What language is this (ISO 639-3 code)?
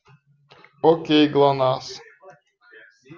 rus